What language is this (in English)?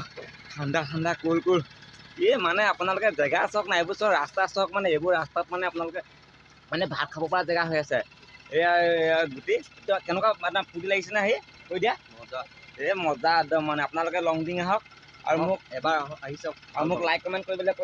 Assamese